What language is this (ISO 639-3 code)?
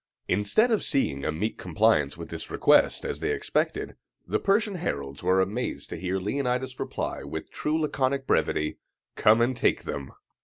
eng